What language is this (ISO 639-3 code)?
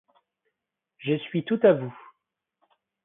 fra